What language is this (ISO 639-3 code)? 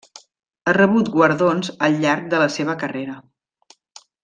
cat